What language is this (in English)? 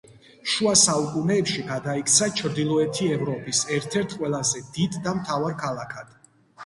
Georgian